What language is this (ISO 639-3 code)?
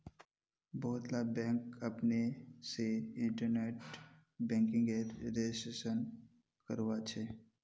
mag